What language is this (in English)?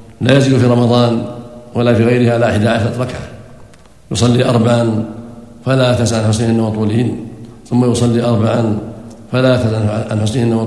Arabic